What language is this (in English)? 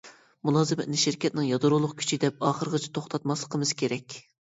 Uyghur